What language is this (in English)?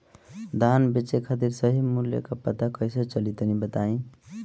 Bhojpuri